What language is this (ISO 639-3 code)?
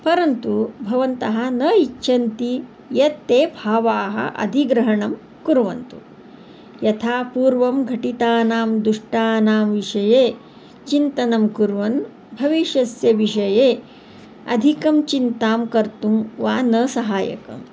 san